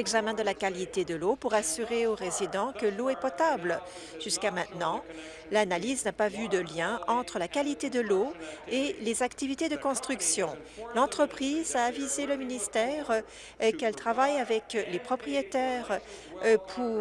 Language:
French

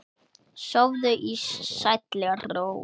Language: Icelandic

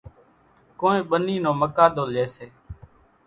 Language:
Kachi Koli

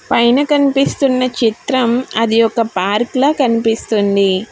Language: Telugu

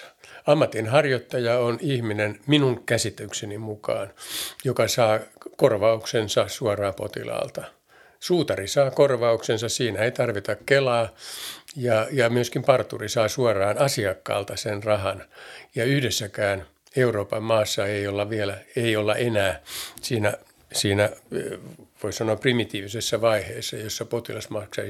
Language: Finnish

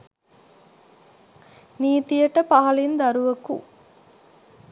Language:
Sinhala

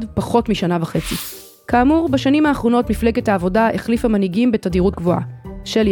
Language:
Hebrew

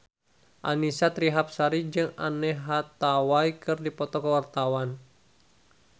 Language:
Sundanese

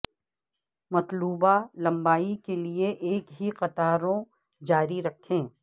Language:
Urdu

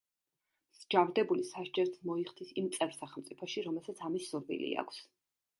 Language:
Georgian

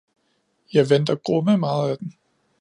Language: Danish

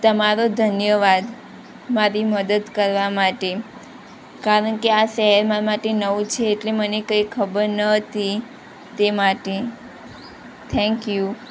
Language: Gujarati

